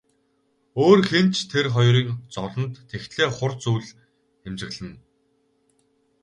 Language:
Mongolian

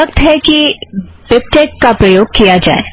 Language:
Hindi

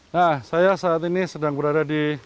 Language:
Indonesian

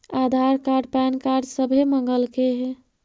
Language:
Magahi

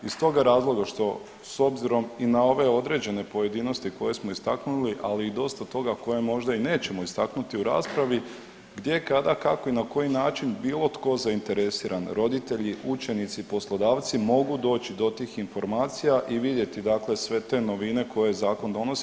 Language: Croatian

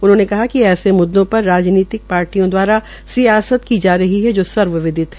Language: Hindi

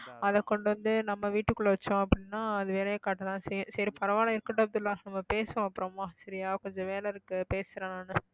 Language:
Tamil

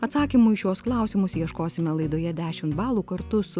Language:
Lithuanian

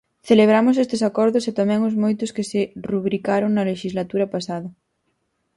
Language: Galician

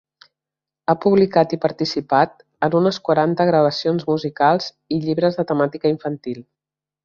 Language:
Catalan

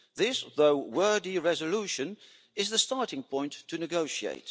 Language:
English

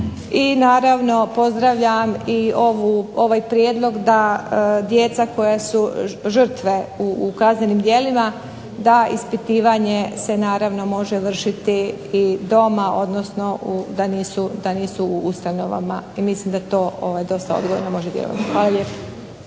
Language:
Croatian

